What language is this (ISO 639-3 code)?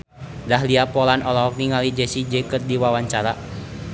sun